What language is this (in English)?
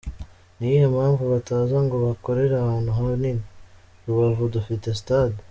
Kinyarwanda